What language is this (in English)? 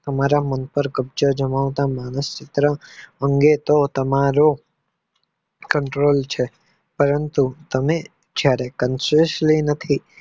Gujarati